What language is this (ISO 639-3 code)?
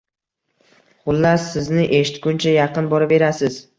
uzb